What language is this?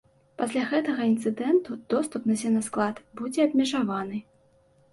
Belarusian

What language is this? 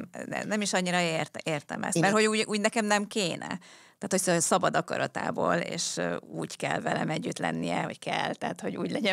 Hungarian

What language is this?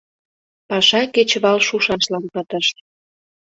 Mari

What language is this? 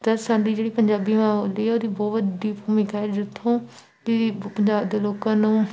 Punjabi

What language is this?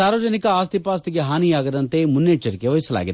Kannada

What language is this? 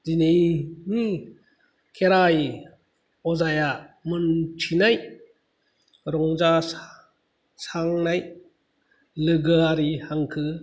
Bodo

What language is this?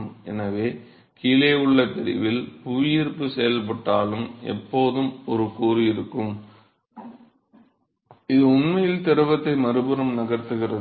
Tamil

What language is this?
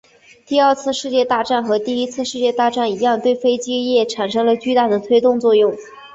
Chinese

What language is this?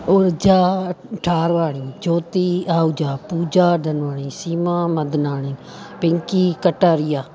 Sindhi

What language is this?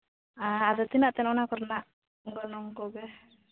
Santali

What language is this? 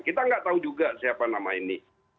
Indonesian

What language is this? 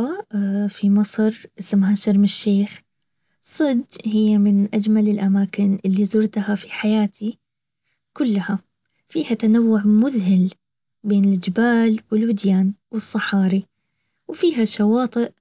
Baharna Arabic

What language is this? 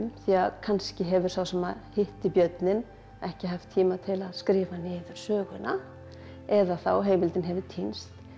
Icelandic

